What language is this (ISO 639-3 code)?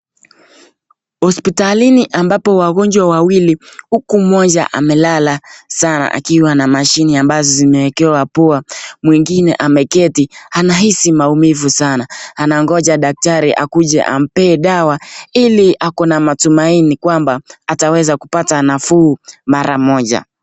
swa